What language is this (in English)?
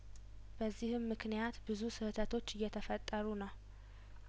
Amharic